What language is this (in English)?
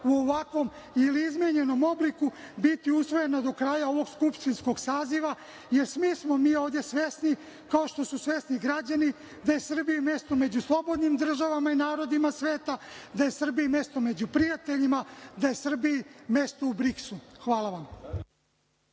Serbian